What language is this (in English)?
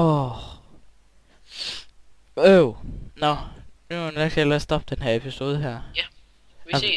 Danish